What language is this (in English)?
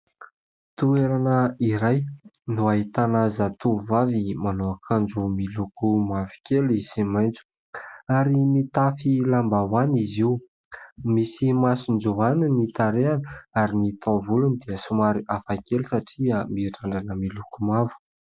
Malagasy